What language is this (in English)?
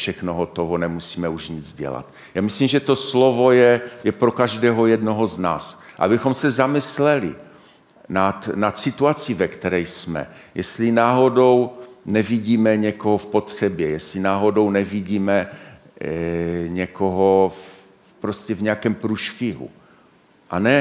Czech